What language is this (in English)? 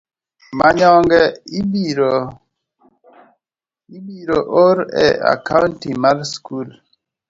Luo (Kenya and Tanzania)